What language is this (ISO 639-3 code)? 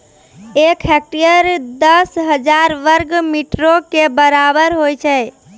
mai